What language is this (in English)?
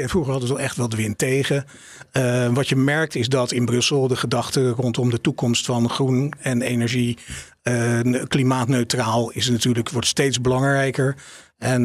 Dutch